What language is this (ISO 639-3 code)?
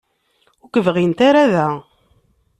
kab